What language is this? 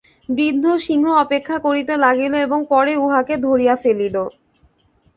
Bangla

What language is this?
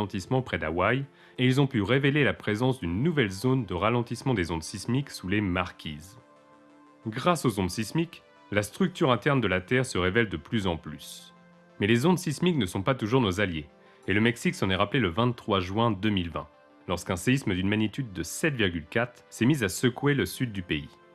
French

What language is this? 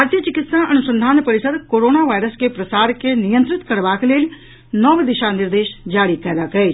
Maithili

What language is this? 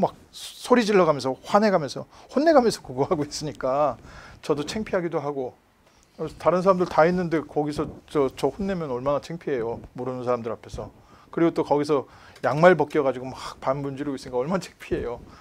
Korean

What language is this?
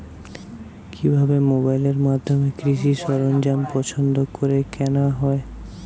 Bangla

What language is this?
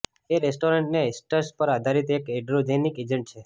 Gujarati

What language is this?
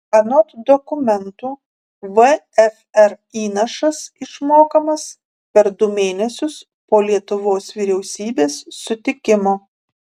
Lithuanian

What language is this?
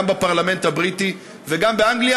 Hebrew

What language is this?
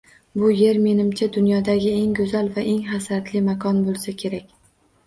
Uzbek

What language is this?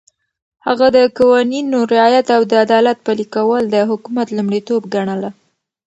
Pashto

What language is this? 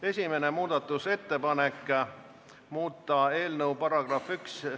Estonian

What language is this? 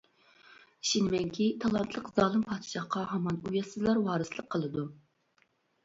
Uyghur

